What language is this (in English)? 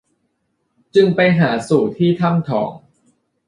Thai